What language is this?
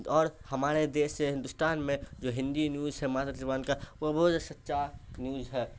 Urdu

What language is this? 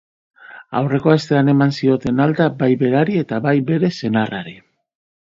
Basque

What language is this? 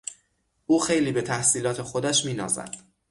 Persian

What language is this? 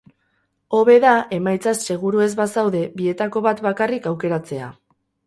Basque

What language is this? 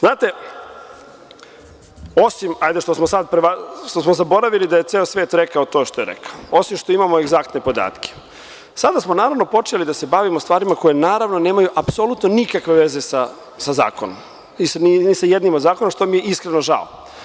Serbian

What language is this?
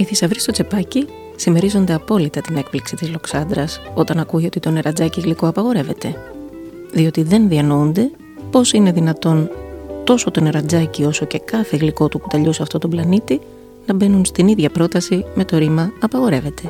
Greek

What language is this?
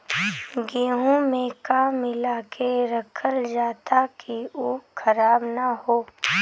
Bhojpuri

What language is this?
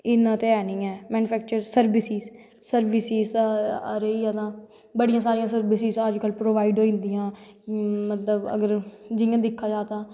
Dogri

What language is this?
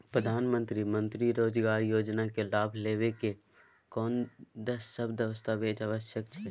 Maithili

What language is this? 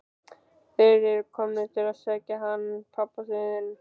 Icelandic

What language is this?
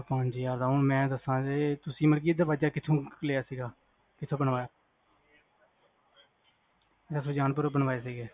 Punjabi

